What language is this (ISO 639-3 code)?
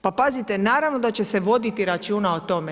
hrv